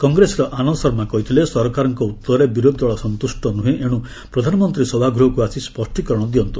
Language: Odia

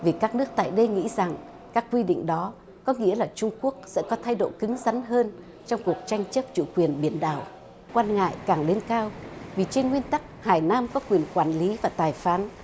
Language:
Vietnamese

